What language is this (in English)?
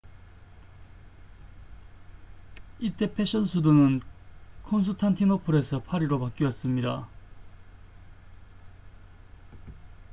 Korean